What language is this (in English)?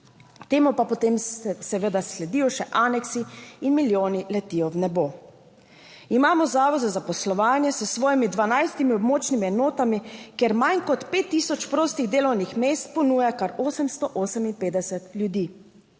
Slovenian